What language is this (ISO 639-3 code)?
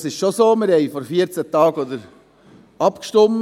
gsw